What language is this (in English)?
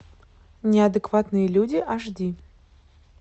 Russian